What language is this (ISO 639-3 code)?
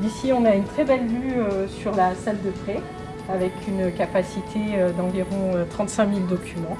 fra